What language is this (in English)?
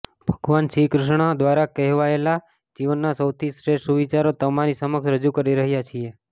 Gujarati